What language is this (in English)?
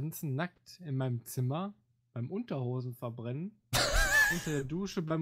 German